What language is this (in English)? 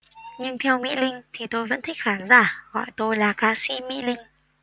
Vietnamese